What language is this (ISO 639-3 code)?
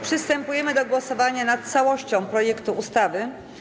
pol